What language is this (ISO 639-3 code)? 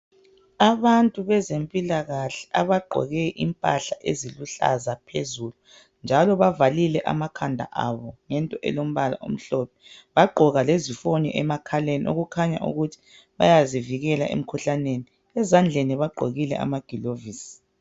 nde